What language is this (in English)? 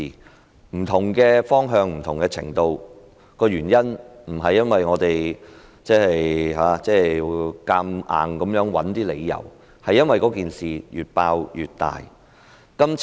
Cantonese